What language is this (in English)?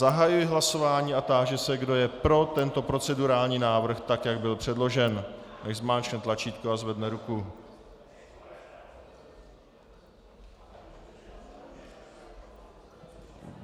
Czech